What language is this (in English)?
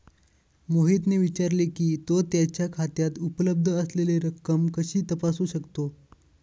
Marathi